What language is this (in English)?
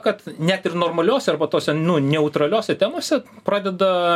Lithuanian